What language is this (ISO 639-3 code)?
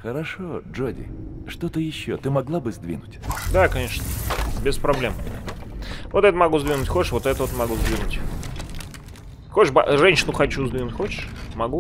rus